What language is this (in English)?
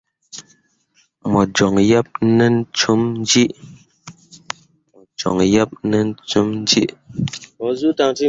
Mundang